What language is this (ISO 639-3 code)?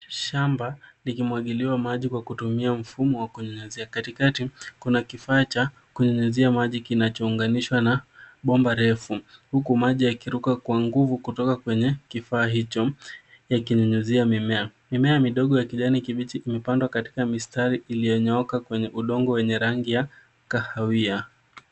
swa